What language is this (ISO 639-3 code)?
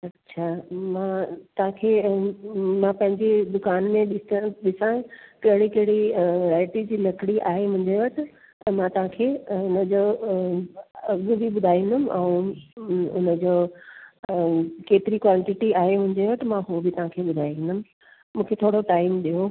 snd